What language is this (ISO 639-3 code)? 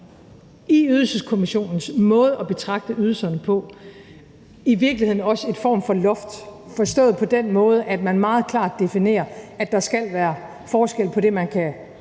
dan